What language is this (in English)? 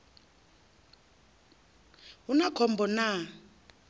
Venda